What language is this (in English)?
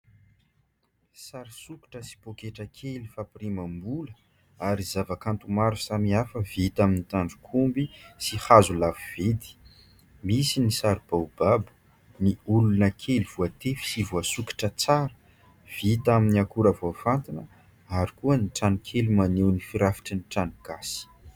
Malagasy